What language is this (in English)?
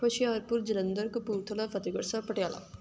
Punjabi